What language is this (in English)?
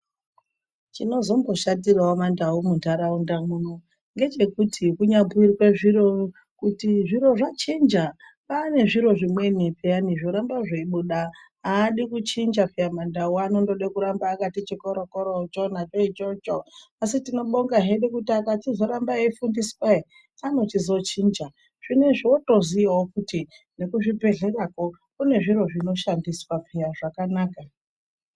Ndau